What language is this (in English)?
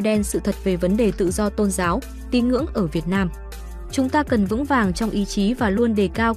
Vietnamese